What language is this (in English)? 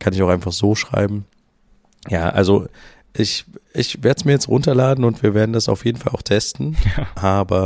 German